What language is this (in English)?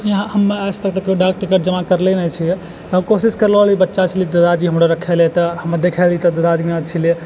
Maithili